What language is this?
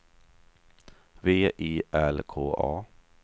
Swedish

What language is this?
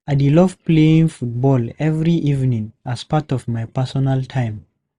Nigerian Pidgin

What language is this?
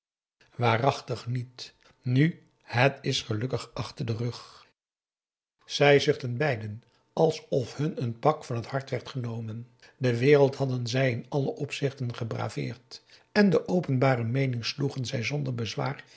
Dutch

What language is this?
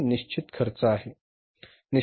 Marathi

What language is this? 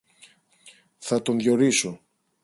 Greek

